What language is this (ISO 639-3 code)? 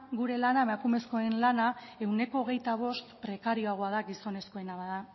eus